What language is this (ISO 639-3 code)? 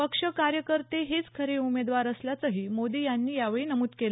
mar